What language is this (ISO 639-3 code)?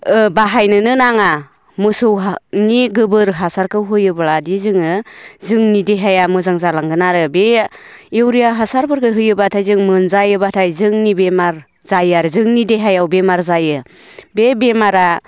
brx